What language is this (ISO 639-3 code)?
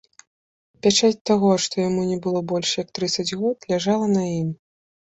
bel